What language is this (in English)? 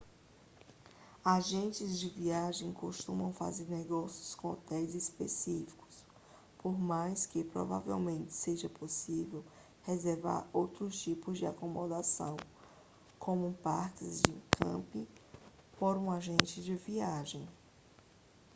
Portuguese